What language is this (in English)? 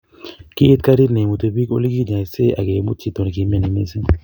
Kalenjin